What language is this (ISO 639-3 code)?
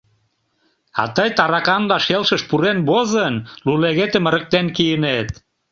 chm